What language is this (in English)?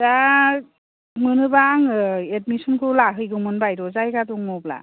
Bodo